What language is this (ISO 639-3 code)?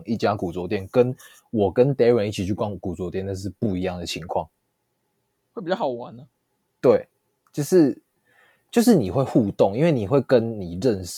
zho